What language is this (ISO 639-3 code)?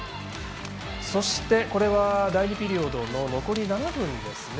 jpn